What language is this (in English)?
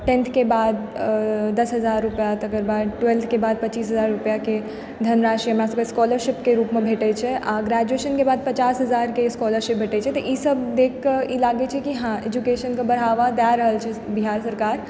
Maithili